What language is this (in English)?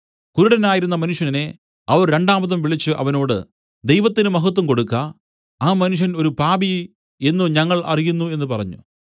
Malayalam